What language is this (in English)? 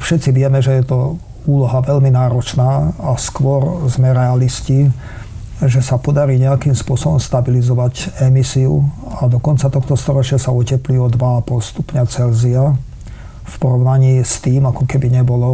Slovak